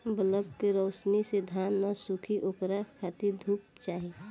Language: Bhojpuri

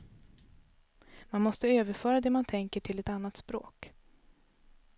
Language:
Swedish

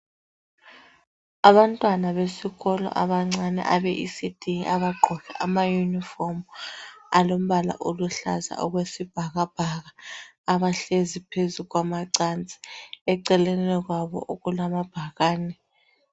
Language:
North Ndebele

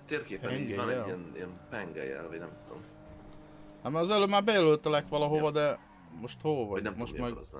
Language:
Hungarian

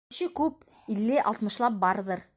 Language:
Bashkir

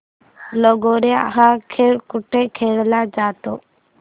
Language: Marathi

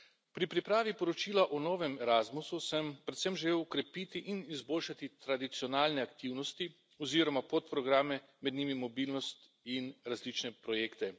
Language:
Slovenian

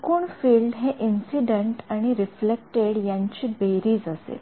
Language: Marathi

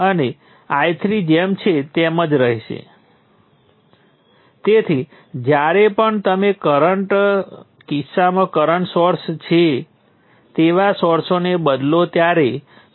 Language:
Gujarati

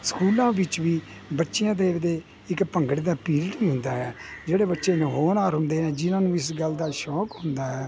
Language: Punjabi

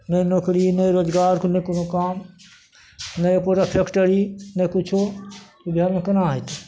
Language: Maithili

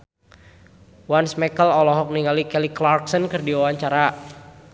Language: Sundanese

